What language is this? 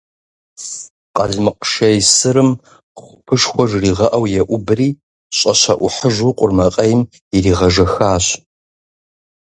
Kabardian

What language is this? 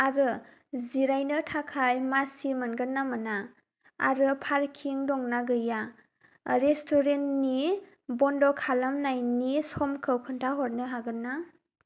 Bodo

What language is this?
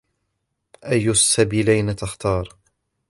Arabic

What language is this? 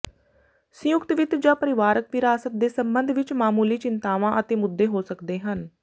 Punjabi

